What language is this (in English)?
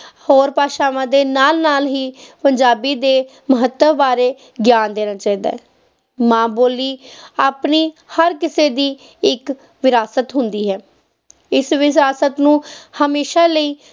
Punjabi